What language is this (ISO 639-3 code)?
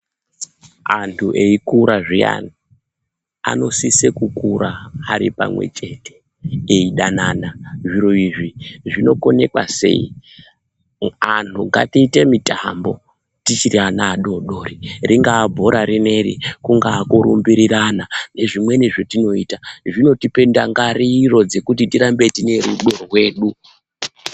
ndc